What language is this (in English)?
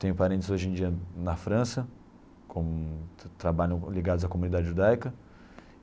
Portuguese